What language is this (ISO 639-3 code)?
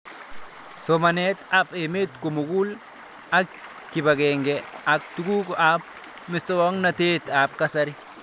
kln